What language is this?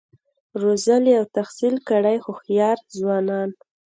Pashto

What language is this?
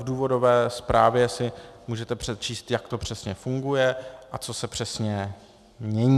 Czech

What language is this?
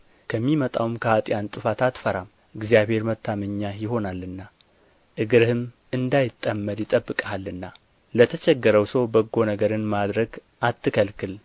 Amharic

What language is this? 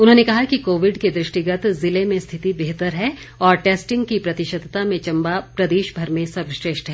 Hindi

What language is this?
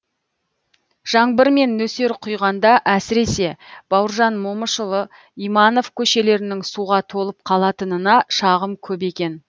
Kazakh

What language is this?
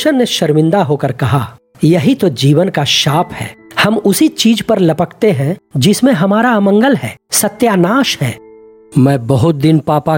Hindi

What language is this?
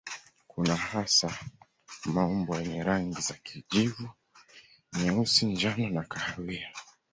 Swahili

